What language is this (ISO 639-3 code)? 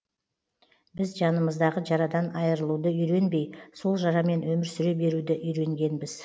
kaz